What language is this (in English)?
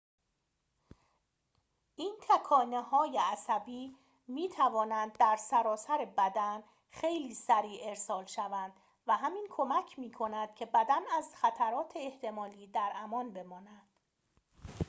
Persian